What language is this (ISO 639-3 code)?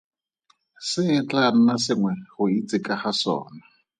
tsn